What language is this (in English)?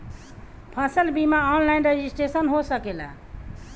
Bhojpuri